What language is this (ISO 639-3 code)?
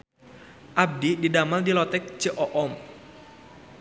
sun